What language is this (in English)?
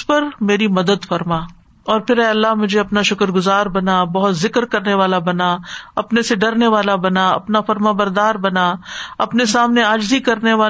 Urdu